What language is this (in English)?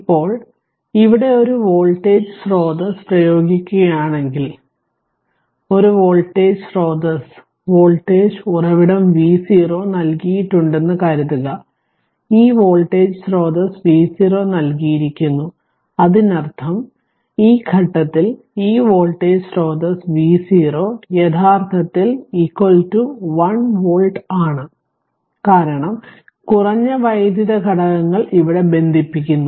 Malayalam